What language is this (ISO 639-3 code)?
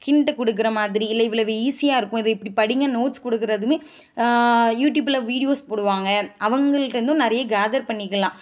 tam